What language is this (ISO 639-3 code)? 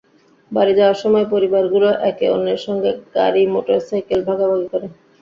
ben